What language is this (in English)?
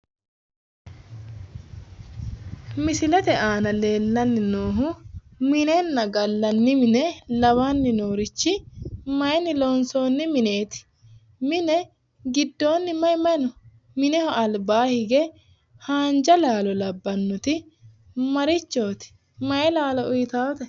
Sidamo